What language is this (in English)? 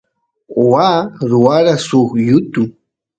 Santiago del Estero Quichua